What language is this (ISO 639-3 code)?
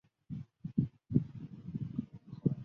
zho